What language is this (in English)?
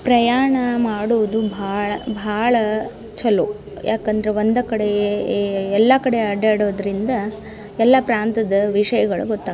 Kannada